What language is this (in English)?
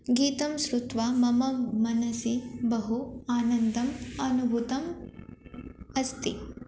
Sanskrit